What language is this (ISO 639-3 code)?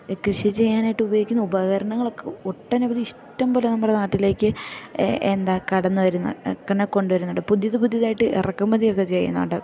mal